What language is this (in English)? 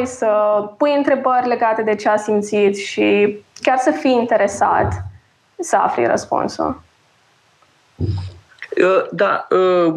Romanian